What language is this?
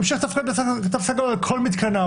Hebrew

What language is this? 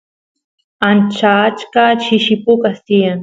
Santiago del Estero Quichua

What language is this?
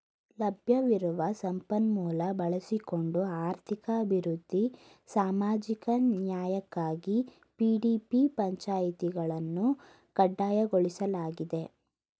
Kannada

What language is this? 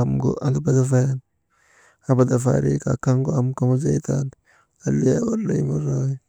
Maba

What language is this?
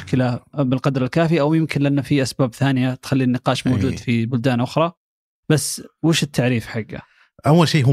Arabic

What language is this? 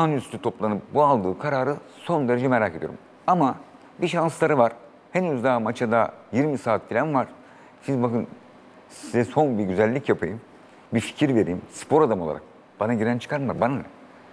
Turkish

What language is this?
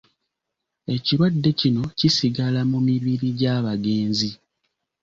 Ganda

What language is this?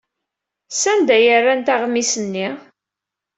Kabyle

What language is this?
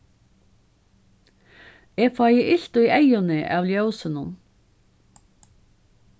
Faroese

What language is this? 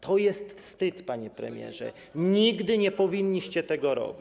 Polish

